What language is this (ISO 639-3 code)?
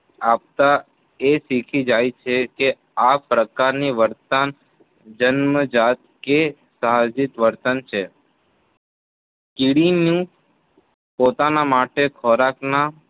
guj